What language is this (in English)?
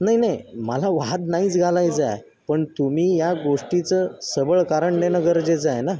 Marathi